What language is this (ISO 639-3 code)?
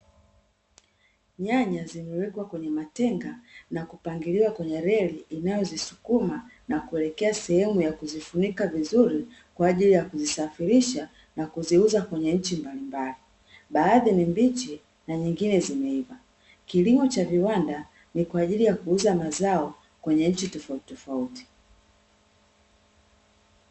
swa